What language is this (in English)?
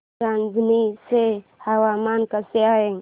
Marathi